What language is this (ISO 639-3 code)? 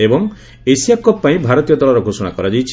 ori